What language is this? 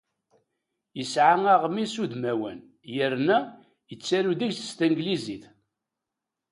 Kabyle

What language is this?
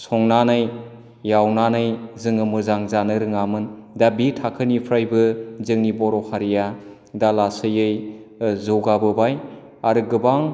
Bodo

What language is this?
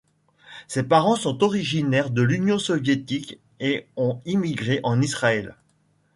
French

